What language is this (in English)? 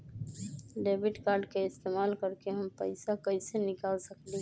Magahi